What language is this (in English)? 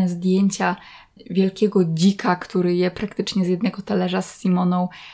Polish